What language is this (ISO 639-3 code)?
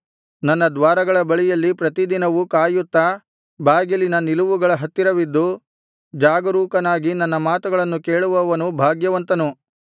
kan